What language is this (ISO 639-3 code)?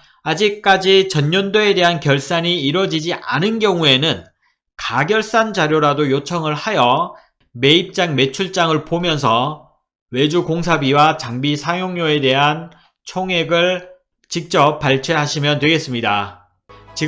kor